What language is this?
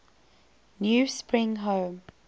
English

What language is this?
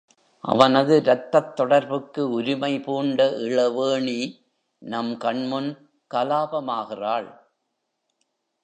Tamil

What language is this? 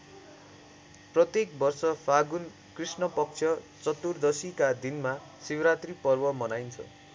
Nepali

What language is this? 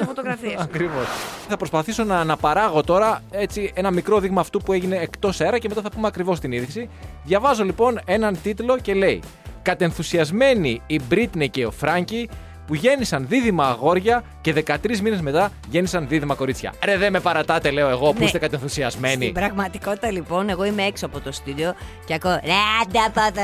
Greek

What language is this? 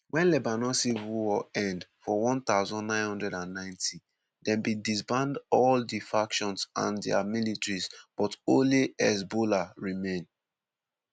Nigerian Pidgin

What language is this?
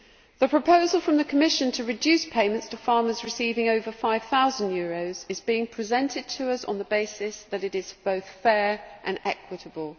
English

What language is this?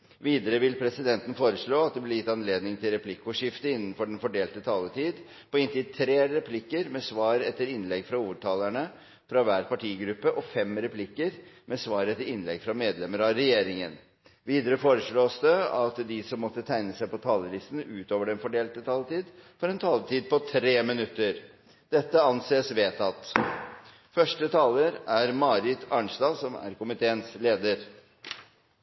Norwegian Bokmål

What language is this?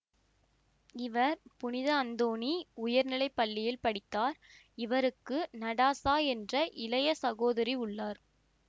Tamil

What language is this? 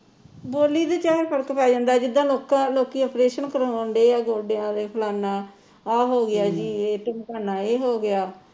Punjabi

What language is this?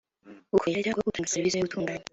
Kinyarwanda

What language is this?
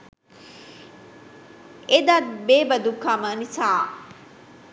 Sinhala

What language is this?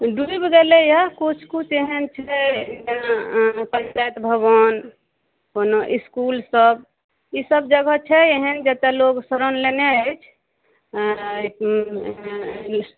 Maithili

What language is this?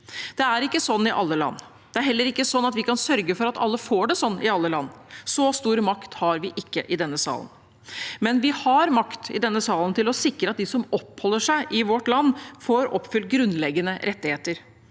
Norwegian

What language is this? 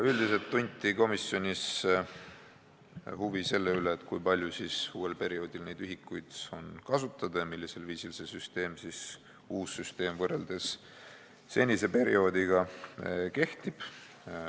Estonian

